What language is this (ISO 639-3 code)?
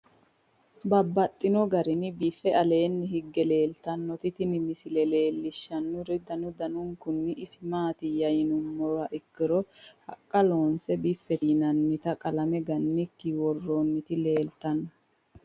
sid